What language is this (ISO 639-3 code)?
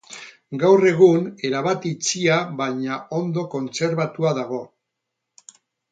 eus